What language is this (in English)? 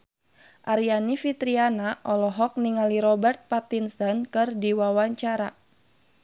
Sundanese